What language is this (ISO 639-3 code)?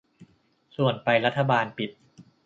tha